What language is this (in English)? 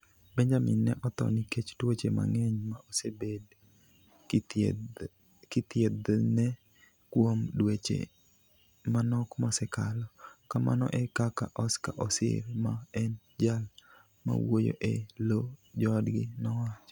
Luo (Kenya and Tanzania)